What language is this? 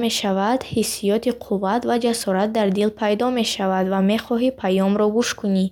Bukharic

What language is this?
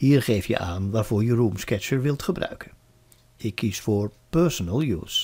Dutch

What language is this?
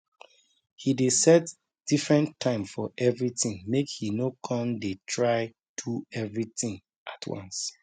Nigerian Pidgin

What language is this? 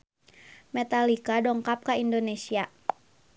Sundanese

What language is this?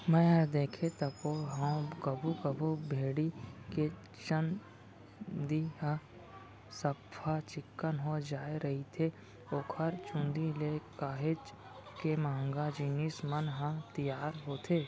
Chhattisgarhi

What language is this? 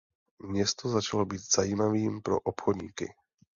Czech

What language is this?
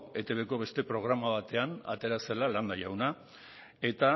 Basque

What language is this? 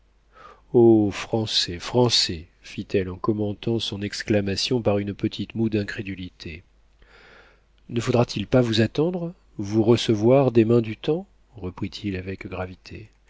French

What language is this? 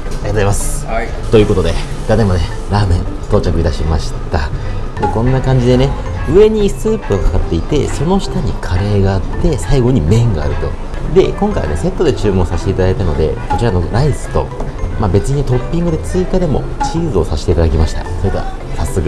Japanese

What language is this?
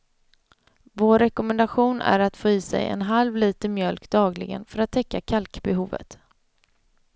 Swedish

